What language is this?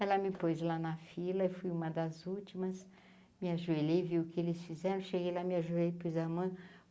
Portuguese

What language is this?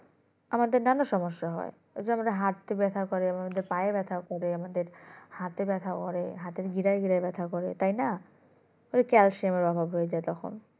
Bangla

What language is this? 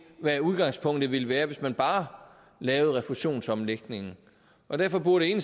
Danish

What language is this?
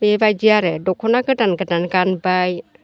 Bodo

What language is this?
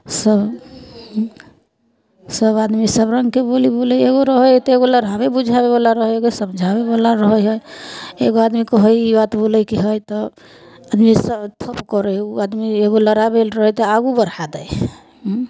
Maithili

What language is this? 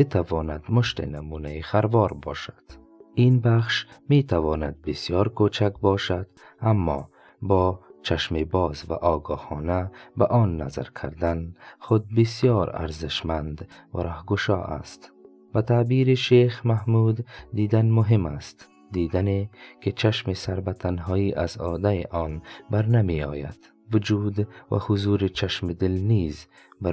Persian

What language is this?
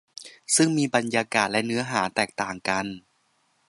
Thai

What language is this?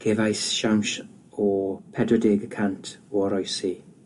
Welsh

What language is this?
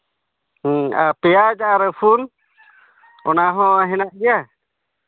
Santali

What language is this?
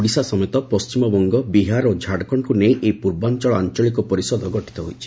Odia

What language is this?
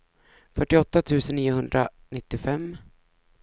Swedish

